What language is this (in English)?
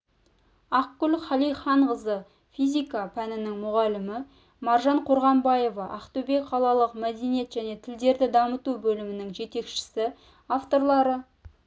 Kazakh